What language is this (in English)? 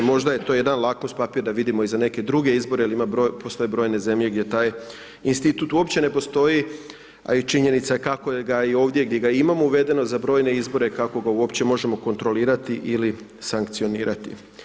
Croatian